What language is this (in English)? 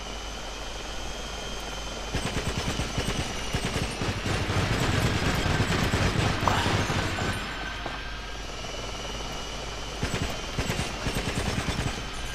German